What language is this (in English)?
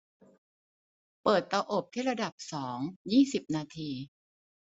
Thai